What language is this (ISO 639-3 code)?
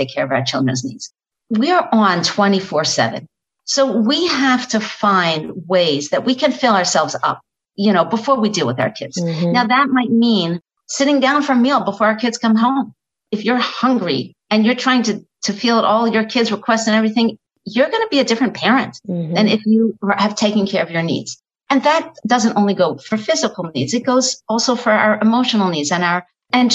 eng